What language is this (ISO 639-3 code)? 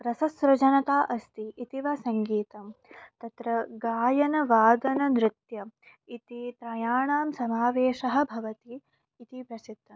san